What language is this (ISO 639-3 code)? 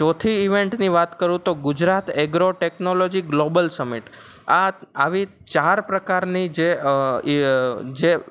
guj